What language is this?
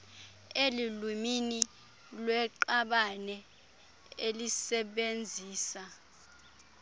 Xhosa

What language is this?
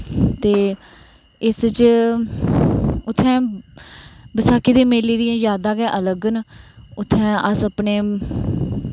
Dogri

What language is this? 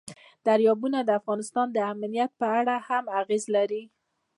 Pashto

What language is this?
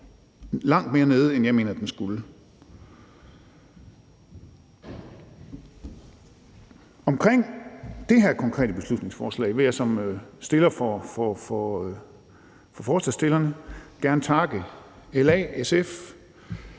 Danish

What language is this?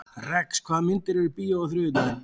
Icelandic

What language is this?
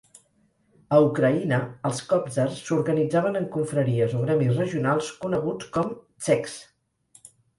Catalan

